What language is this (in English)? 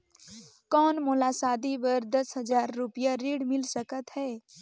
Chhattisgarhi